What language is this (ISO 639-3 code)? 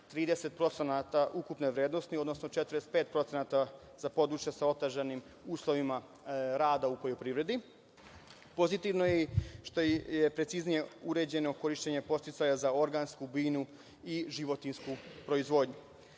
srp